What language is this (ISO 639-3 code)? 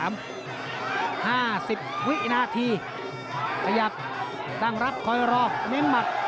tha